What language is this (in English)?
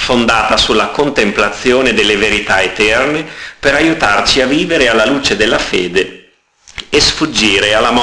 Italian